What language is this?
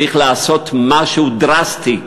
Hebrew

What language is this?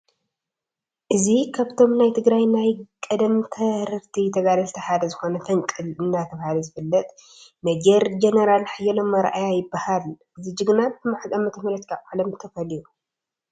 Tigrinya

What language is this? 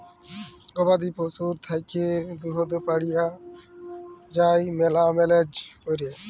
Bangla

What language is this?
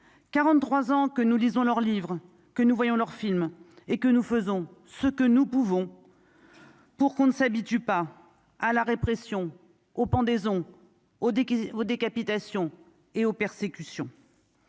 French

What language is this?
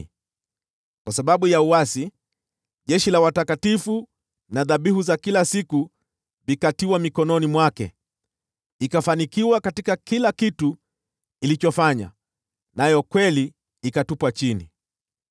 Swahili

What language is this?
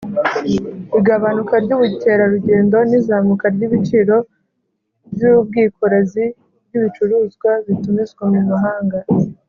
Kinyarwanda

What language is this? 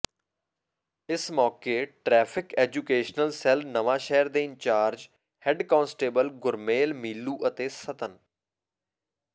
Punjabi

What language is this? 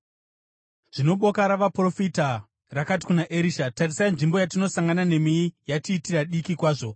Shona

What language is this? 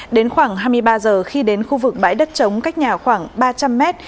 Vietnamese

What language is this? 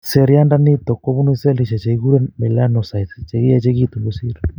Kalenjin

